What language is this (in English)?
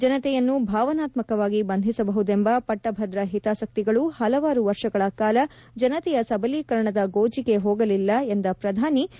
Kannada